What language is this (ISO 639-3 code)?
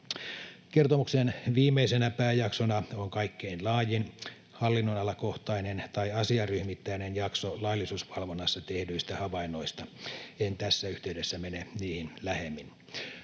fin